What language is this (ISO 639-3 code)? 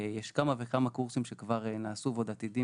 heb